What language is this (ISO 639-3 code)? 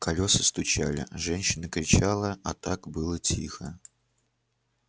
rus